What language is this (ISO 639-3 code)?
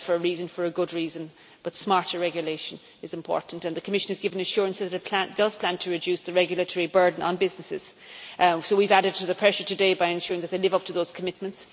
eng